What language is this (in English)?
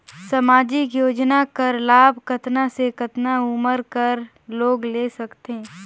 Chhattisgarhi